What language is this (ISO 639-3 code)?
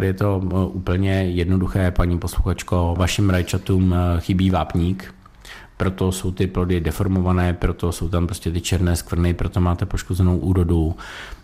ces